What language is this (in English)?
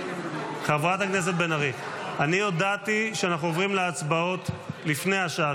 Hebrew